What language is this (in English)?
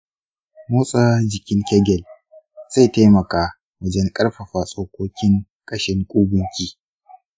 Hausa